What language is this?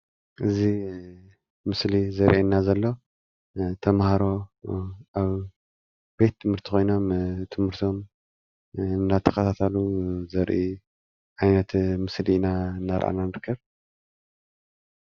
Tigrinya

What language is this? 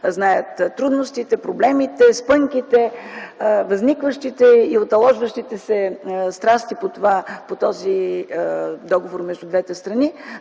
Bulgarian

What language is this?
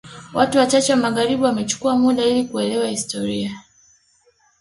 Swahili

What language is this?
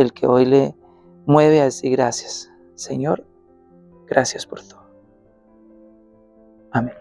Spanish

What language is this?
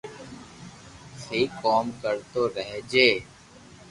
Loarki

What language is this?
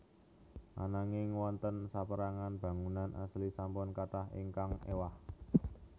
Javanese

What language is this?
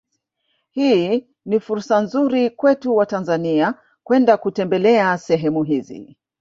Swahili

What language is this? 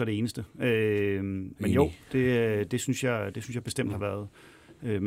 Danish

